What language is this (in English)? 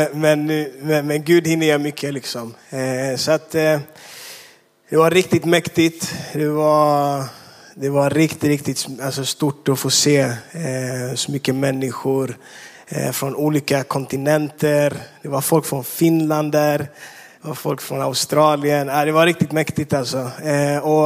Swedish